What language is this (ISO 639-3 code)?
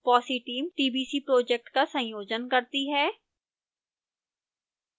hin